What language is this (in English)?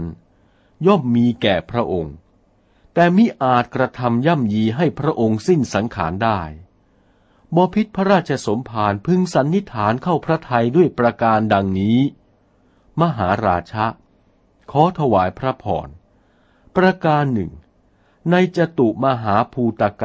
Thai